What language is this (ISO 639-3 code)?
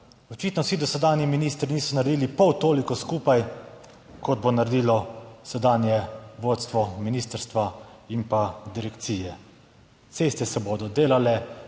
slv